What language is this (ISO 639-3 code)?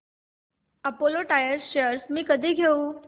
mar